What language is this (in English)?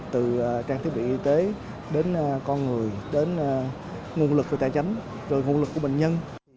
Vietnamese